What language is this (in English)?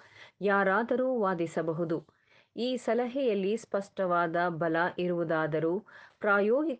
Kannada